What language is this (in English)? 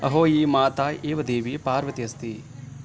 Sanskrit